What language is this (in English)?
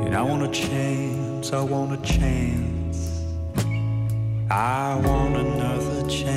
Dutch